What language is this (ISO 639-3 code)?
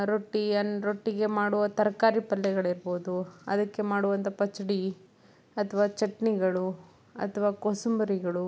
kan